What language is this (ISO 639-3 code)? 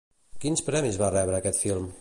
cat